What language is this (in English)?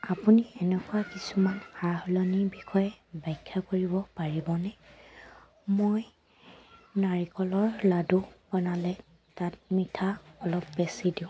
Assamese